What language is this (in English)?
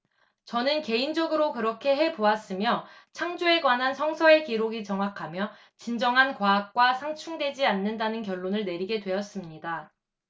Korean